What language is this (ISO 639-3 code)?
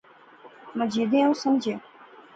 phr